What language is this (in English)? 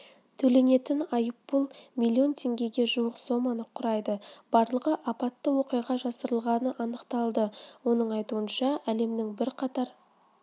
Kazakh